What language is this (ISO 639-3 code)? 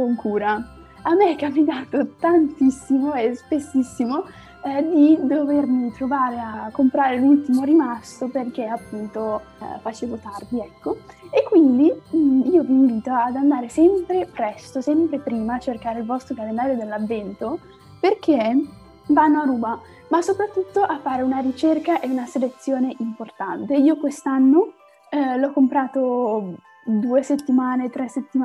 ita